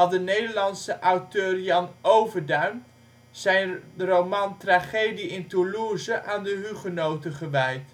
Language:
Dutch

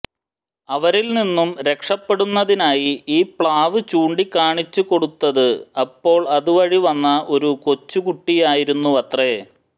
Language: Malayalam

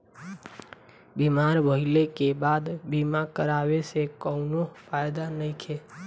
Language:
Bhojpuri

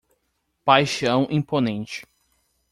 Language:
Portuguese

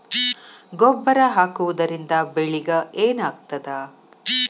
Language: Kannada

